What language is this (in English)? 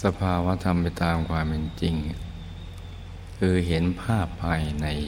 Thai